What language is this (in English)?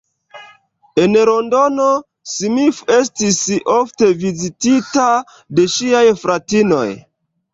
Esperanto